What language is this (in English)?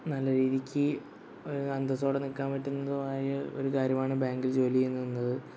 Malayalam